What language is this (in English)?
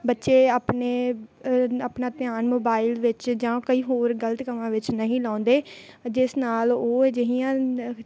Punjabi